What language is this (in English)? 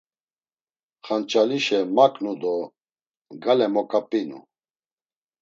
Laz